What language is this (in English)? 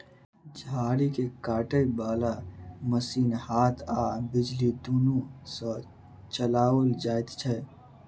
Maithili